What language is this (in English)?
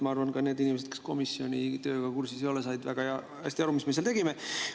Estonian